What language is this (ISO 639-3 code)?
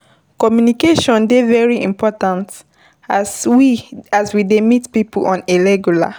pcm